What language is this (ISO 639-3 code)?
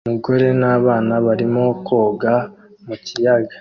kin